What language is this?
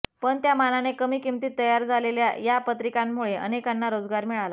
Marathi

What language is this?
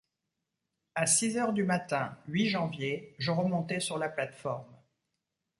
French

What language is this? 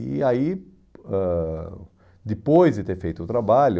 Portuguese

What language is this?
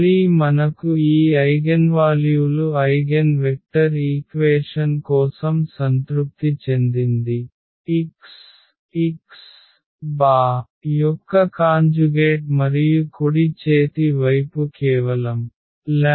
Telugu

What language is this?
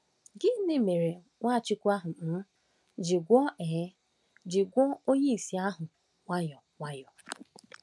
Igbo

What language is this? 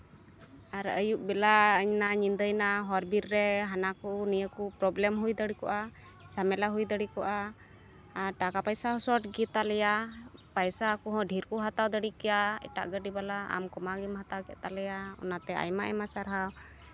Santali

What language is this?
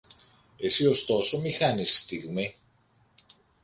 Greek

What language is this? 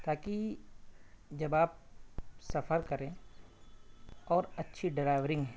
Urdu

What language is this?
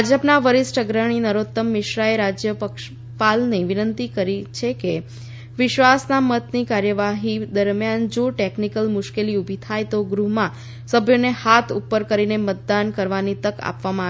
Gujarati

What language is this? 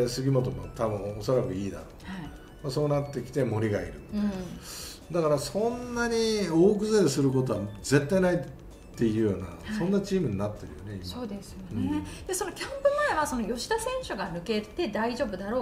Japanese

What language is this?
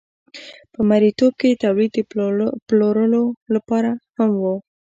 Pashto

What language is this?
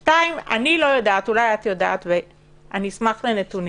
Hebrew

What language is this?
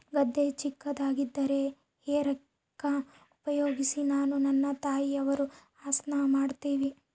Kannada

